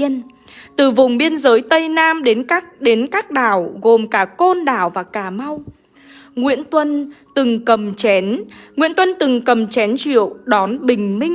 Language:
Vietnamese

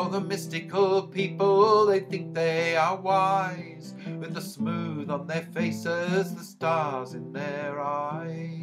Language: English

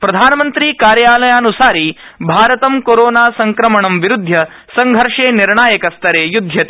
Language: Sanskrit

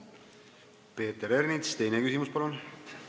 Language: Estonian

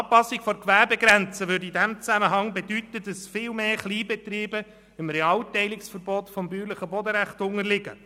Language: Swiss German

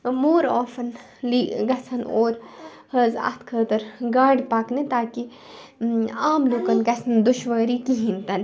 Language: Kashmiri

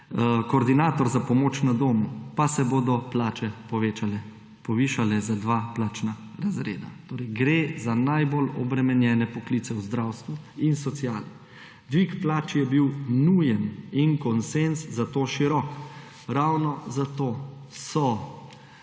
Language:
Slovenian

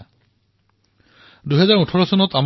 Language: Assamese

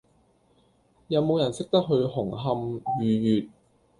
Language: Cantonese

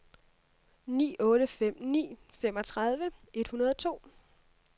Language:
Danish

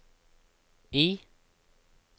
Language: Norwegian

